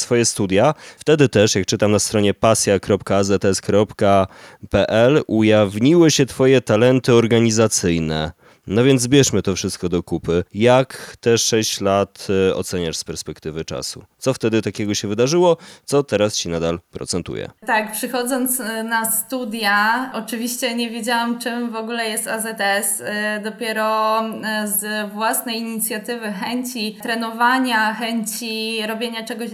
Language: Polish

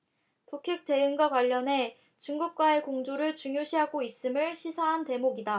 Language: Korean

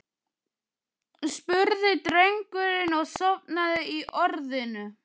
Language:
Icelandic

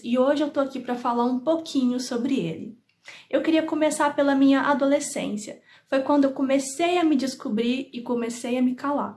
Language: Portuguese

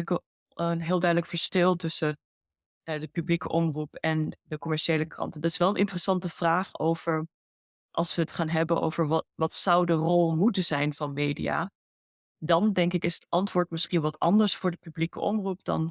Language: Dutch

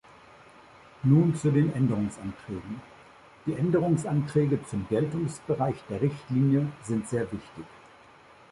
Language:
German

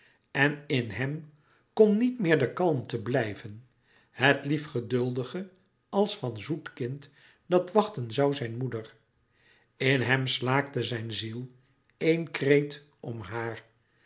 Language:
Dutch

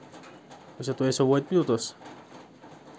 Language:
Kashmiri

